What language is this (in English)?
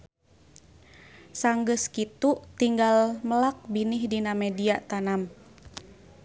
Sundanese